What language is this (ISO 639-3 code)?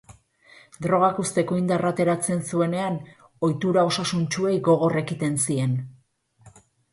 eus